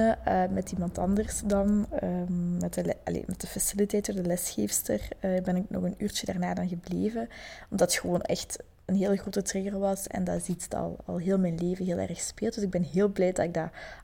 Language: Dutch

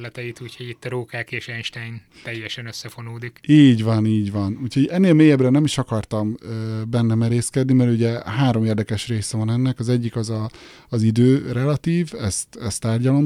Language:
Hungarian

